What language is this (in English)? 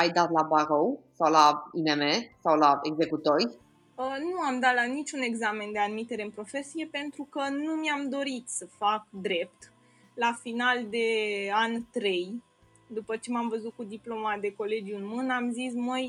Romanian